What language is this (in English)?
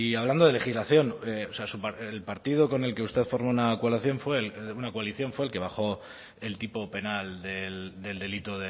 Spanish